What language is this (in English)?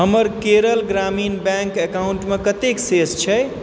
Maithili